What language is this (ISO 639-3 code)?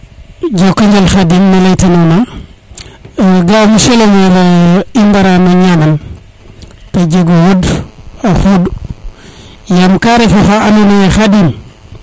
srr